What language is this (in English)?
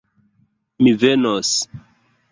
Esperanto